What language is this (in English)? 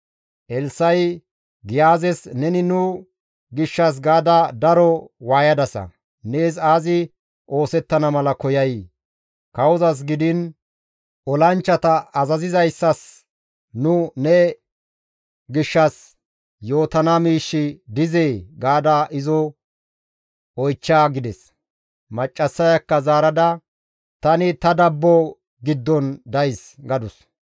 Gamo